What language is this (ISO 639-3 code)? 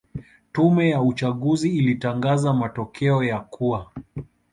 swa